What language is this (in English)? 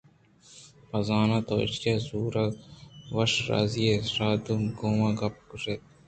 Eastern Balochi